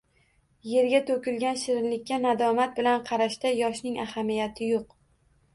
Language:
Uzbek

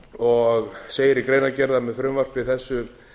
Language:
Icelandic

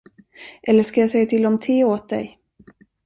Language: Swedish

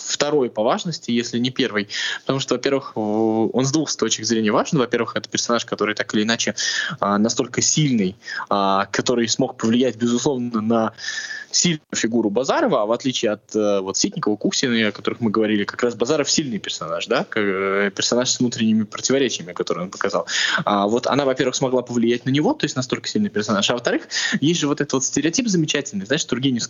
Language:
Russian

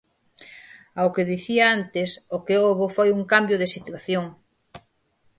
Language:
Galician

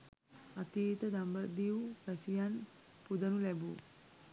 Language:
Sinhala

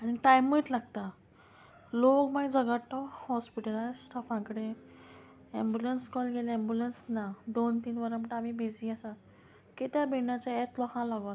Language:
Konkani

